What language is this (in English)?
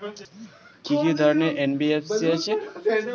Bangla